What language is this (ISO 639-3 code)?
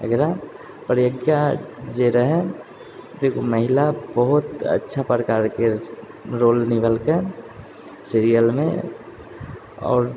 mai